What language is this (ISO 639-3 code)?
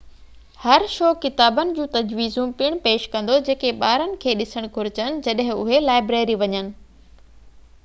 snd